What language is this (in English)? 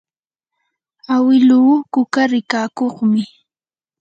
Yanahuanca Pasco Quechua